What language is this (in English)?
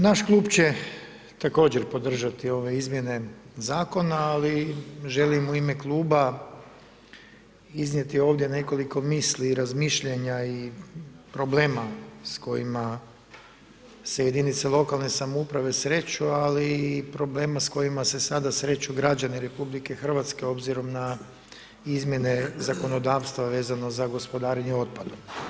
Croatian